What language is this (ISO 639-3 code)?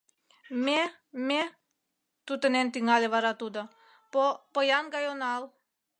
chm